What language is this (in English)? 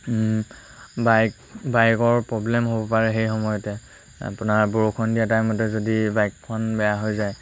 Assamese